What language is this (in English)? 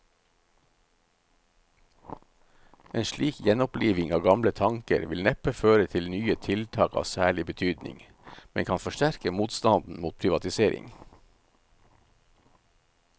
Norwegian